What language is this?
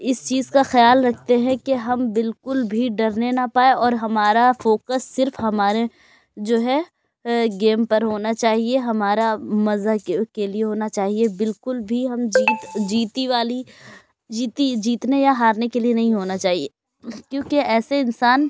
Urdu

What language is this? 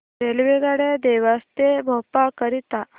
Marathi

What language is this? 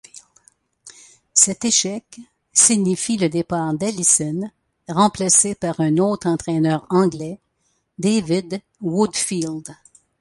French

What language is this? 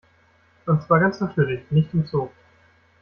German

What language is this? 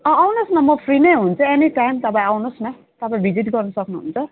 Nepali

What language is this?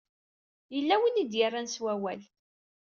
Kabyle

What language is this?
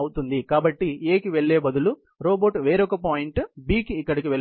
Telugu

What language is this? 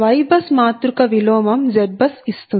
Telugu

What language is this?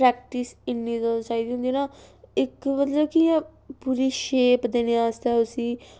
Dogri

